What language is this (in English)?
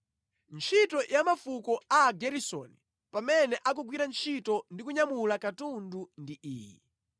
Nyanja